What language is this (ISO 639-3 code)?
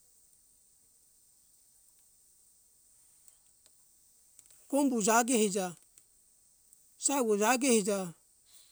hkk